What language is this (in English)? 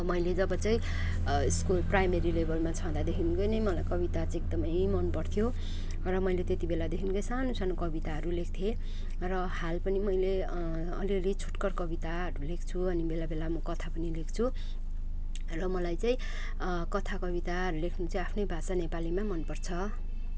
Nepali